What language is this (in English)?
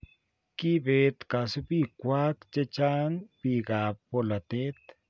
Kalenjin